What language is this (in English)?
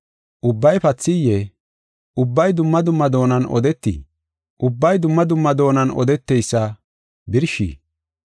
Gofa